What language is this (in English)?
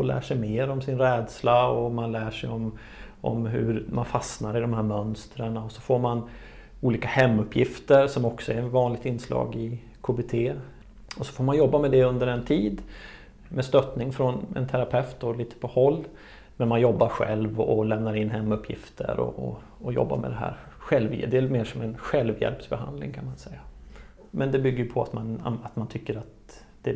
Swedish